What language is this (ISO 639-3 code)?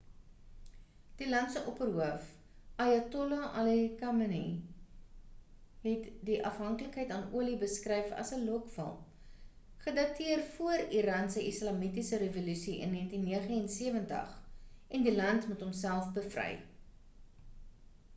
afr